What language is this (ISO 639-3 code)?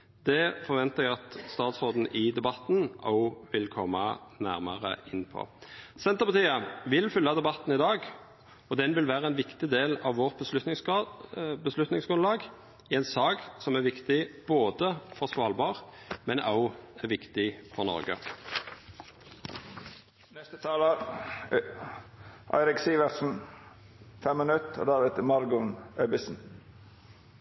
nno